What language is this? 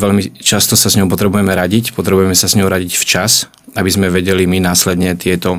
Slovak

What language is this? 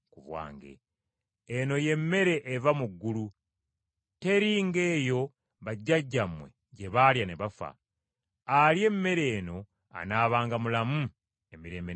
Ganda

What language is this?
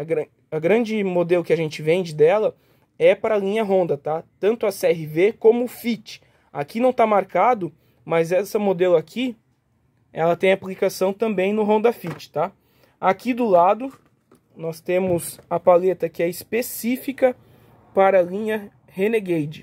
Portuguese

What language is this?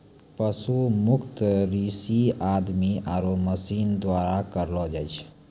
Maithili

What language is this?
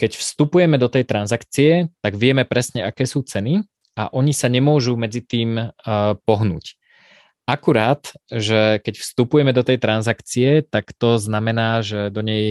Slovak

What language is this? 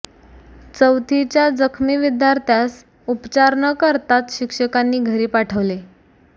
Marathi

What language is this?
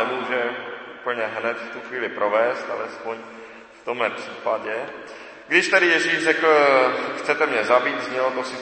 Czech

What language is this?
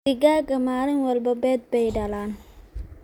Somali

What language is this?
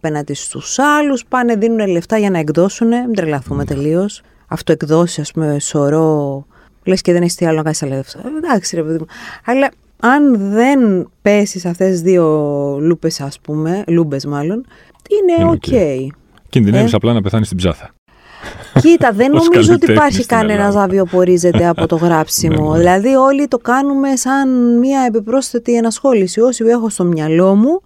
Greek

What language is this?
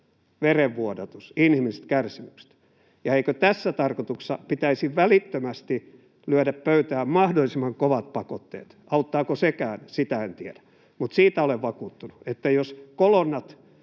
Finnish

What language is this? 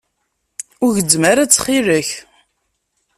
Kabyle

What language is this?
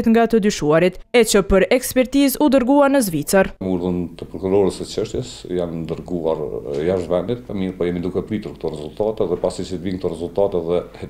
Romanian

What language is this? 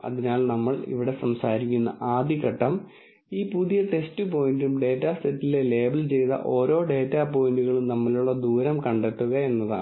Malayalam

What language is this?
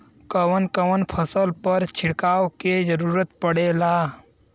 Bhojpuri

